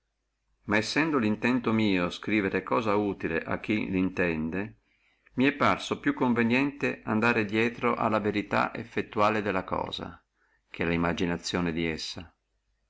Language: Italian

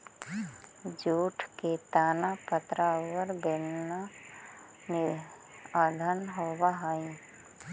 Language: Magahi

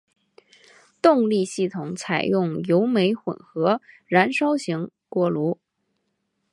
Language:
Chinese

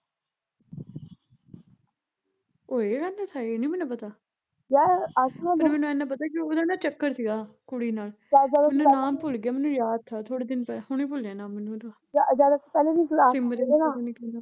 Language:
Punjabi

